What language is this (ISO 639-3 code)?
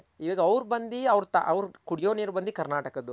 kan